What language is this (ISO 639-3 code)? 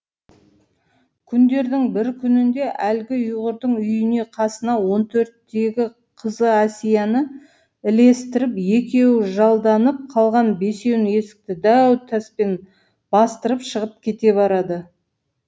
kaz